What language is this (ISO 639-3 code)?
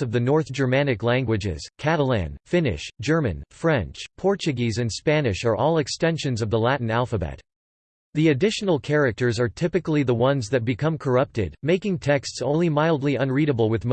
eng